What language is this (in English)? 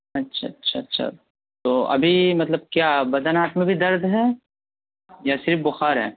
Urdu